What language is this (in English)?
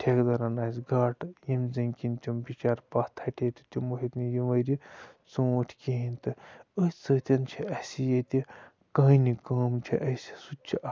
Kashmiri